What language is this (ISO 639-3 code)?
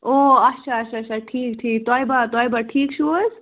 kas